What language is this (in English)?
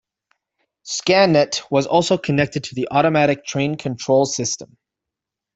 English